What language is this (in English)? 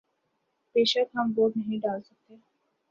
Urdu